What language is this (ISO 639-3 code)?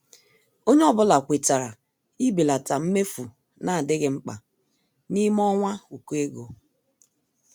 ibo